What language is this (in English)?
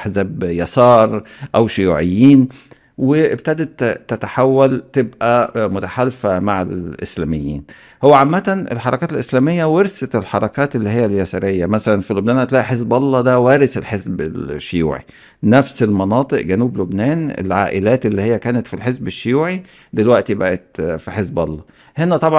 Arabic